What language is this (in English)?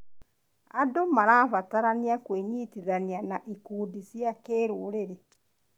Kikuyu